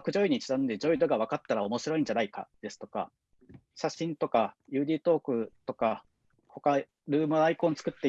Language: Japanese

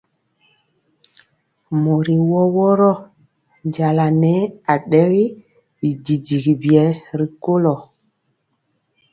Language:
Mpiemo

